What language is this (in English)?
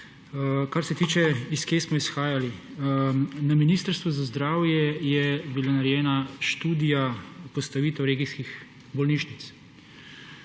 Slovenian